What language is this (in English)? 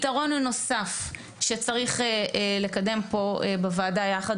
Hebrew